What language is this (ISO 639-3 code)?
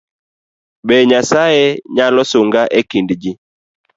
luo